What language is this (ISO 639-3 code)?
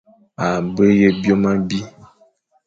fan